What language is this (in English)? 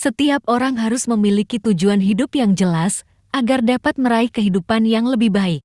Indonesian